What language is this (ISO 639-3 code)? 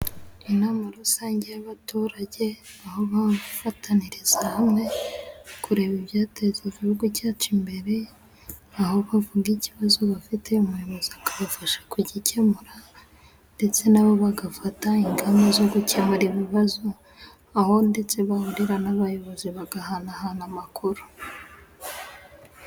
kin